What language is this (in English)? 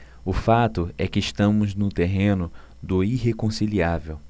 Portuguese